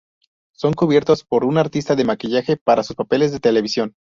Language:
Spanish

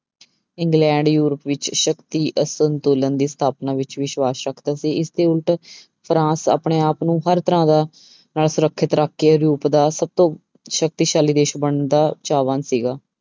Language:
Punjabi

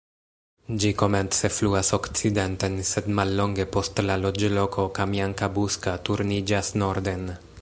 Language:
Esperanto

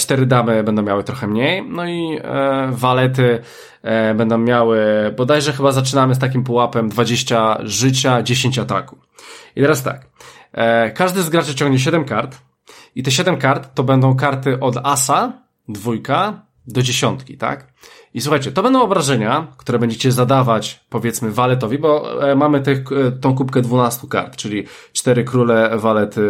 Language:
Polish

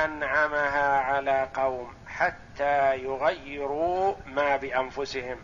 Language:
Arabic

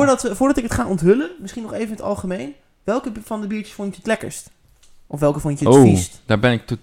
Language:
Dutch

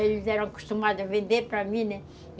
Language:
Portuguese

